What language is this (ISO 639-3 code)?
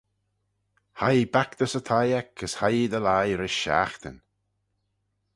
glv